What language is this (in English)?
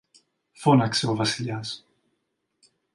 Greek